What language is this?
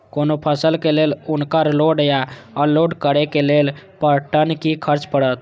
Maithili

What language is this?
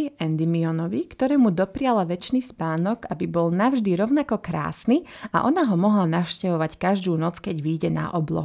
Slovak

